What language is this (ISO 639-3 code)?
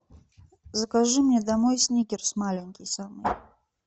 rus